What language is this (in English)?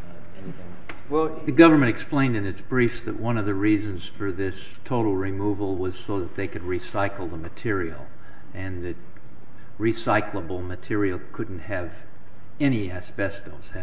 English